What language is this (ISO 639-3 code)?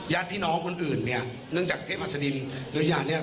tha